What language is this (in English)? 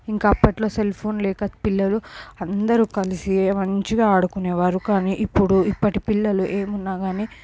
Telugu